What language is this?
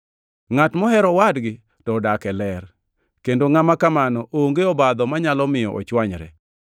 Luo (Kenya and Tanzania)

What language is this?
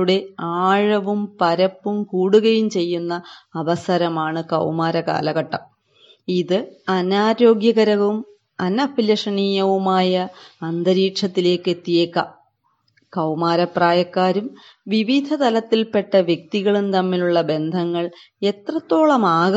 Malayalam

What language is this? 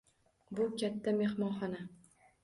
Uzbek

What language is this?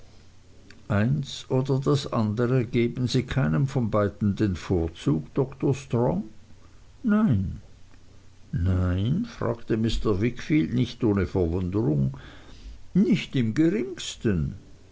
German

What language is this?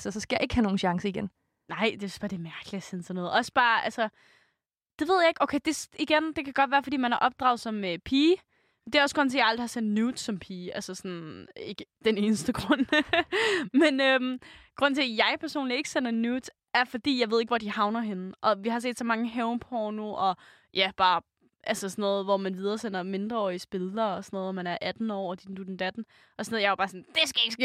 Danish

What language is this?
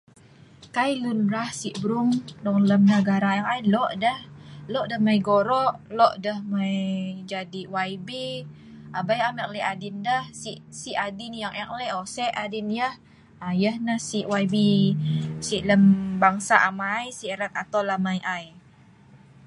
Sa'ban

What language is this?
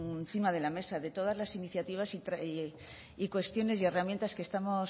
Spanish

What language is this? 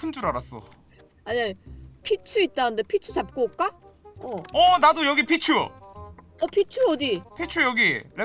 Korean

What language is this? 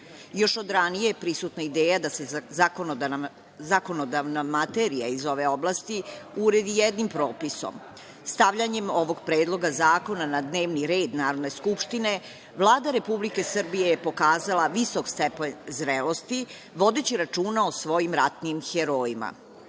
Serbian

